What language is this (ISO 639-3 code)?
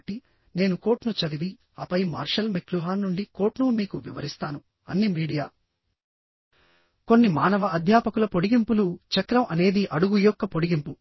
tel